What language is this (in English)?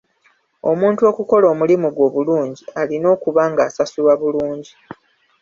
Ganda